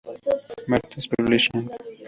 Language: Spanish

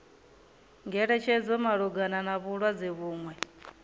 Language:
Venda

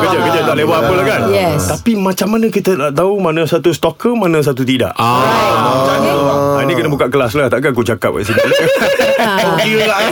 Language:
Malay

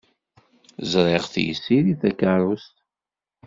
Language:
Kabyle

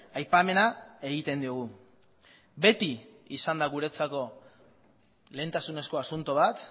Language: Basque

